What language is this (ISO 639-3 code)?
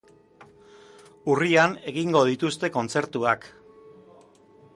eus